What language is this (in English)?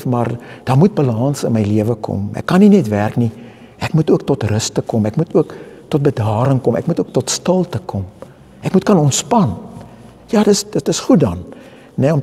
Dutch